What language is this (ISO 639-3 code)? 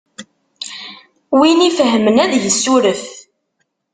kab